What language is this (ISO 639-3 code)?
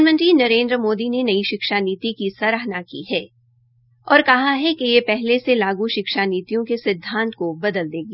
hin